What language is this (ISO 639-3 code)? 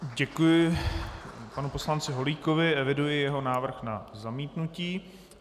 ces